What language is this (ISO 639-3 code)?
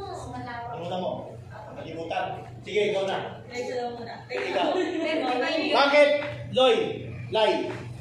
fil